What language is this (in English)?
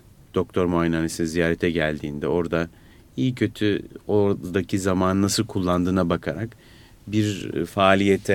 Turkish